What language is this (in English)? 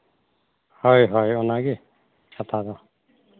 Santali